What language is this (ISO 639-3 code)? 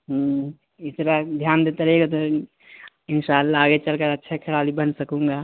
urd